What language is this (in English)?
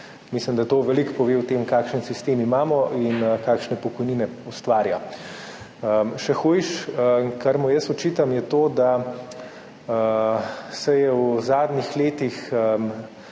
Slovenian